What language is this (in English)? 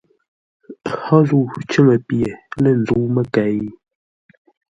Ngombale